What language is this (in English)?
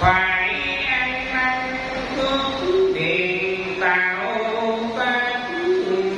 Vietnamese